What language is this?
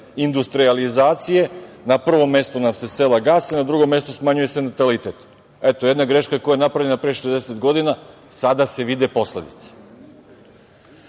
Serbian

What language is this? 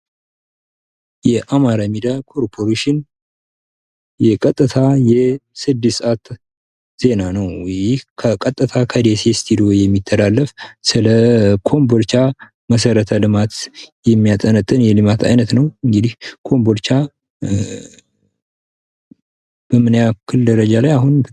Amharic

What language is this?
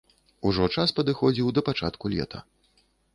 Belarusian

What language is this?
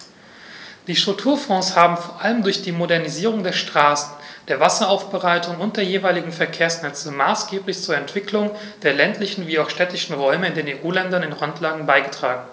German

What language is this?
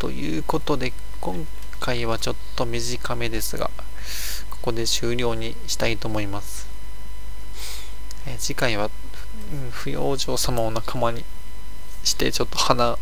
Japanese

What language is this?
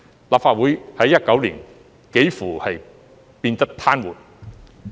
Cantonese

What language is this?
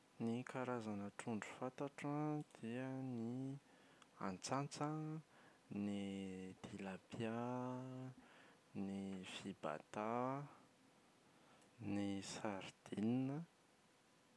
Malagasy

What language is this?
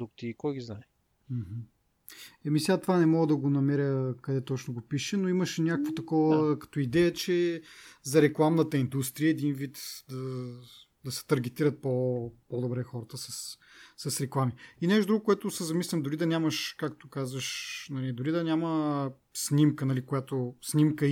Bulgarian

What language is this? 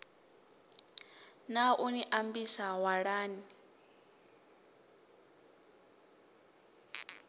Venda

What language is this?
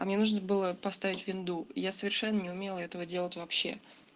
Russian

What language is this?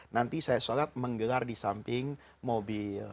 Indonesian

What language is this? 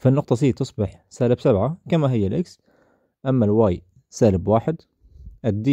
Arabic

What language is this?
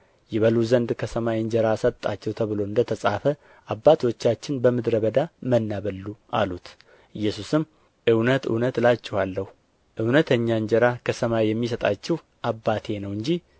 Amharic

